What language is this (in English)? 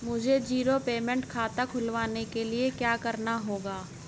Hindi